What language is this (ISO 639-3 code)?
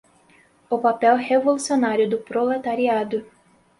por